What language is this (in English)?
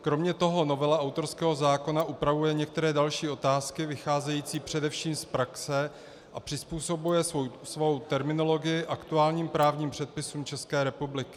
Czech